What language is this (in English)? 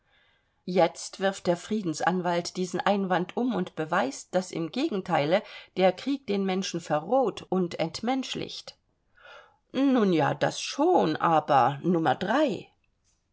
German